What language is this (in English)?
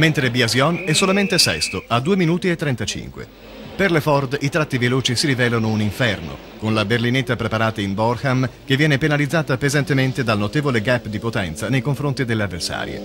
Italian